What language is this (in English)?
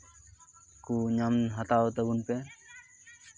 Santali